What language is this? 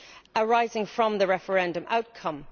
English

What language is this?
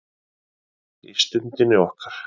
Icelandic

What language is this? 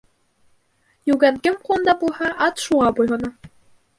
Bashkir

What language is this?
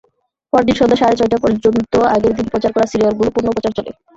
Bangla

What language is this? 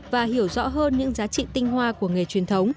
Vietnamese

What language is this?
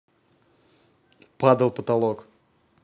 Russian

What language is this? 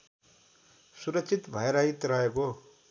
Nepali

